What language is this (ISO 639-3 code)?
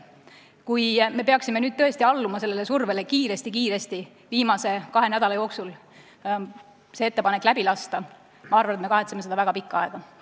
est